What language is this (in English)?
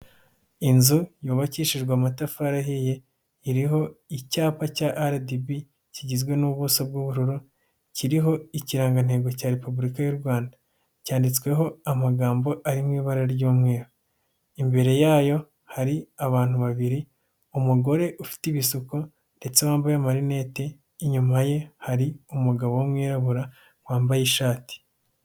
Kinyarwanda